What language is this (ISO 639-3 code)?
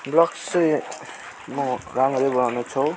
nep